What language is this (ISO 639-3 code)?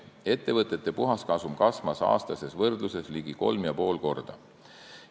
est